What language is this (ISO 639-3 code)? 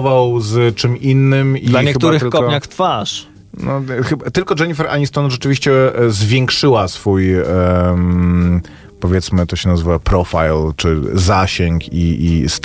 pol